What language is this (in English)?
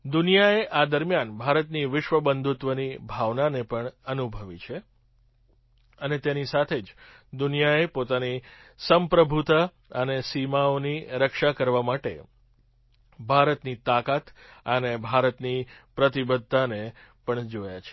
Gujarati